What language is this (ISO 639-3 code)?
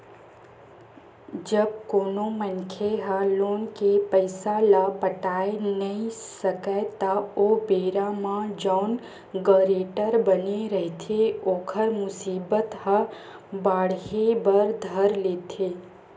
hne